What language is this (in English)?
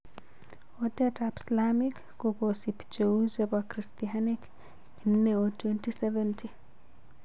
Kalenjin